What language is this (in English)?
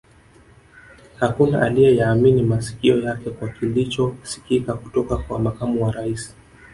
Swahili